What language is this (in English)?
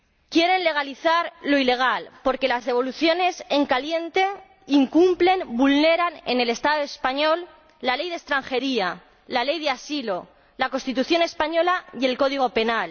Spanish